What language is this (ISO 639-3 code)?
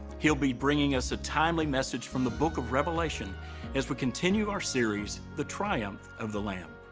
eng